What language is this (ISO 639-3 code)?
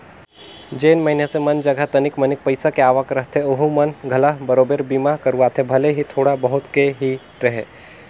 hne